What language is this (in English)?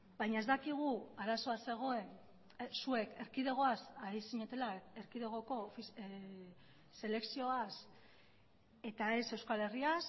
Basque